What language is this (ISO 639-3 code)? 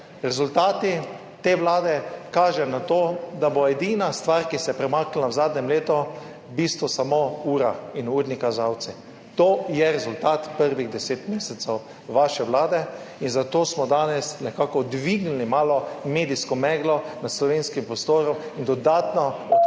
slv